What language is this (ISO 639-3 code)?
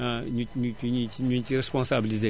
wol